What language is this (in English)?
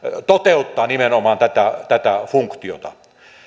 Finnish